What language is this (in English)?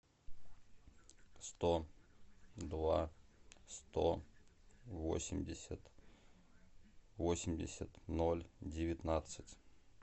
Russian